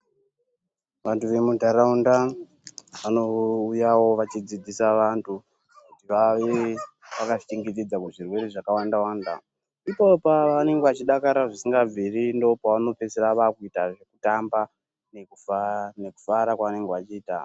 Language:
Ndau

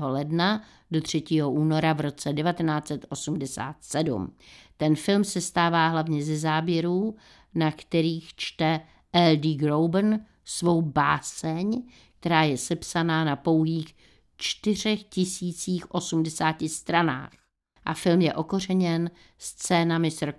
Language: Czech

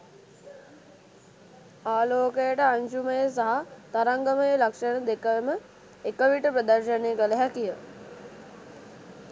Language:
Sinhala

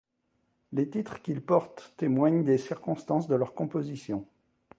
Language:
French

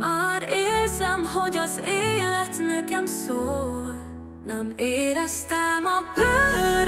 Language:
Hungarian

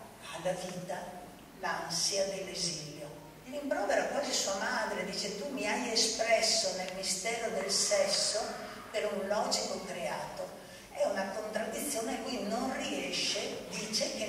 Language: Italian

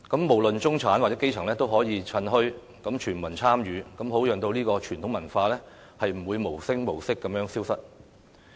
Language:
Cantonese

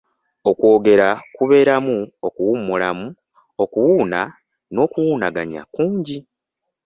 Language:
Ganda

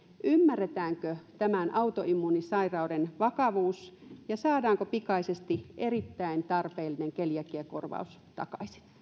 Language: Finnish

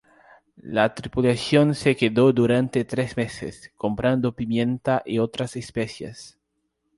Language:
Spanish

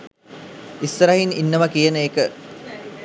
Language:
Sinhala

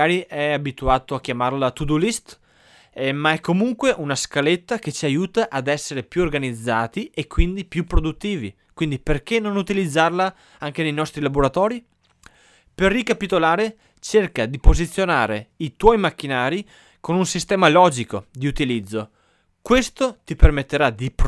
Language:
Italian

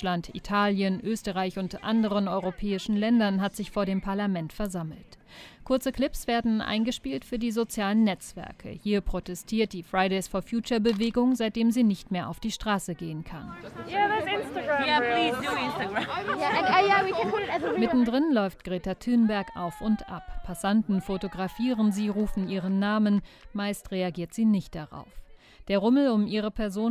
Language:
German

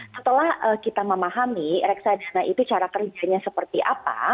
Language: Indonesian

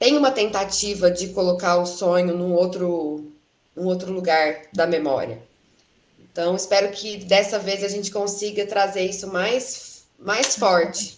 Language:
Portuguese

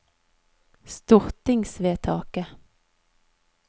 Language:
Norwegian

